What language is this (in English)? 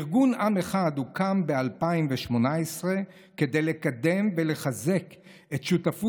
Hebrew